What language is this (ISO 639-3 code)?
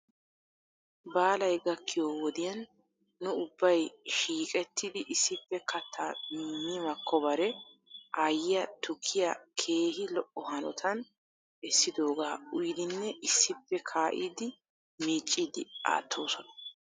wal